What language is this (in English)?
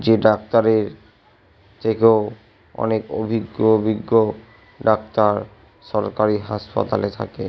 Bangla